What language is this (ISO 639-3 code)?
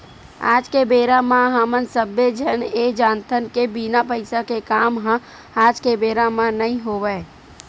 hne